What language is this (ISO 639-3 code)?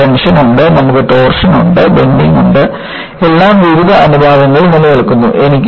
mal